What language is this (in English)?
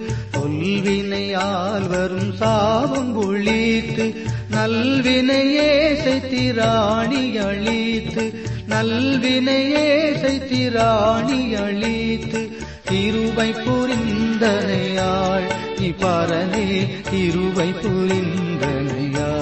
Tamil